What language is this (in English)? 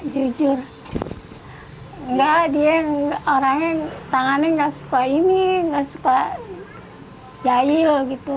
Indonesian